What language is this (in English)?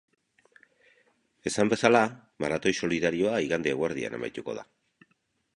Basque